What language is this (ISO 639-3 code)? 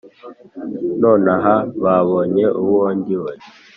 kin